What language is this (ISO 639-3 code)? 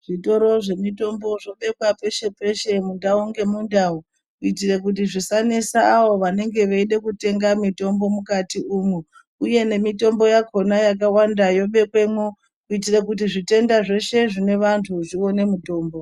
ndc